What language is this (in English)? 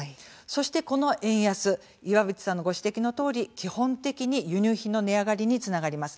Japanese